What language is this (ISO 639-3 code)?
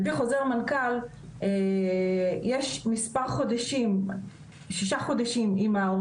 heb